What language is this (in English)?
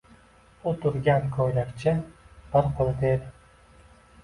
Uzbek